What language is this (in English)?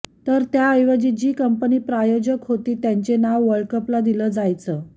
Marathi